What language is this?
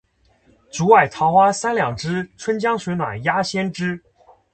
Chinese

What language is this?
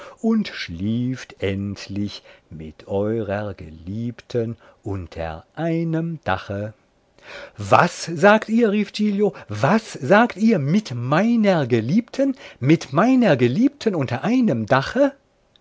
German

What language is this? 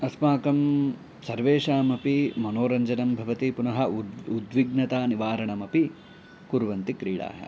Sanskrit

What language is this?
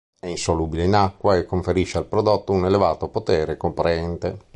Italian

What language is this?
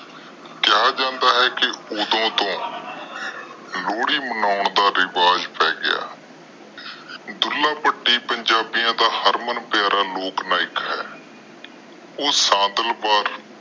Punjabi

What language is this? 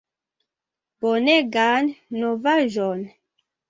Esperanto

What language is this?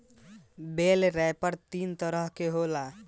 Bhojpuri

